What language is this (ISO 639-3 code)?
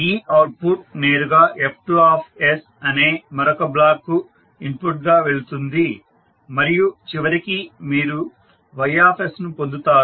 tel